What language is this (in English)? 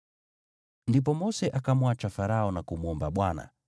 Swahili